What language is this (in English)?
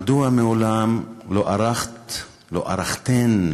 Hebrew